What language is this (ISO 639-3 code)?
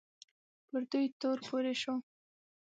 pus